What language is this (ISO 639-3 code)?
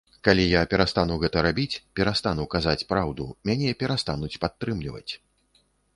bel